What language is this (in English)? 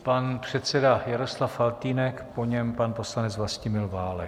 Czech